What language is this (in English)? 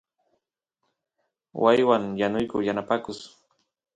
Santiago del Estero Quichua